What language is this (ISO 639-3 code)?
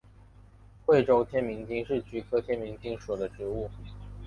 zho